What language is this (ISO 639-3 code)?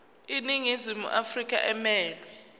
zul